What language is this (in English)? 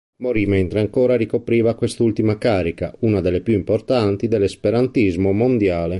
Italian